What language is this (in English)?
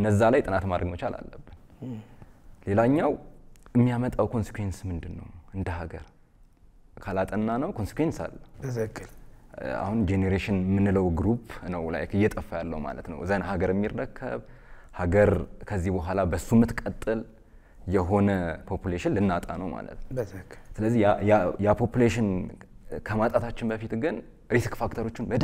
Arabic